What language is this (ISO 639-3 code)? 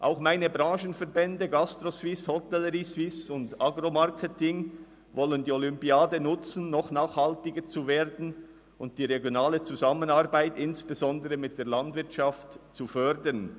gsw